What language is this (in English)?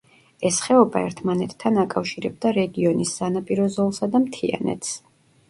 Georgian